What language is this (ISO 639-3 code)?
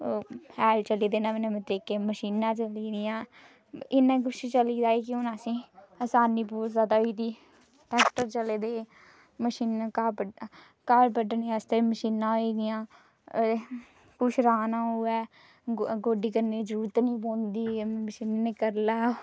doi